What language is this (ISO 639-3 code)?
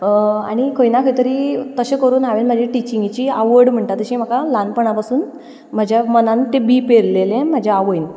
kok